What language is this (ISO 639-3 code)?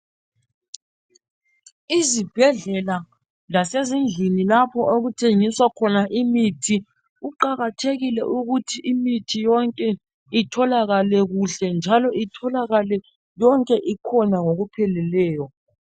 nde